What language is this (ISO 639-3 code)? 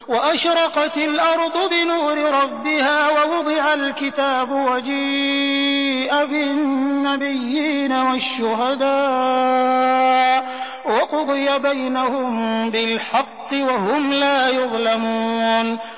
ara